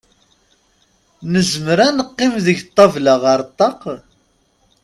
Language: Kabyle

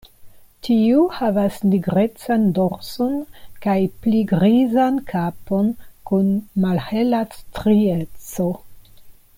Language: Esperanto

